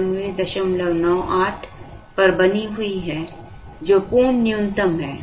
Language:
Hindi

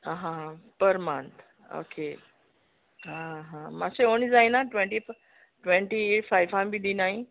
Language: Konkani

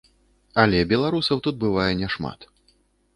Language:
Belarusian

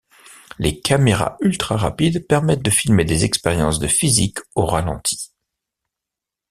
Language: French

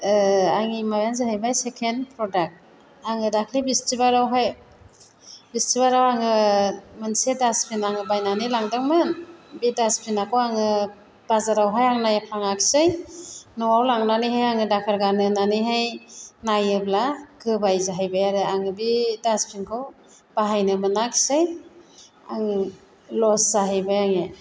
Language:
Bodo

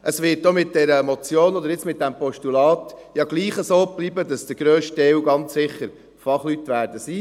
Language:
Swiss German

